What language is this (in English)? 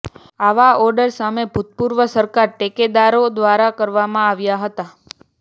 Gujarati